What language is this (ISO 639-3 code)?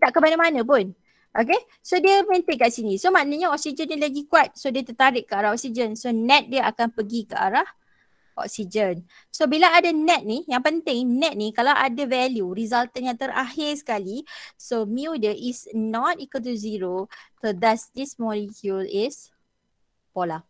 msa